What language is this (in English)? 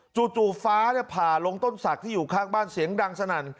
Thai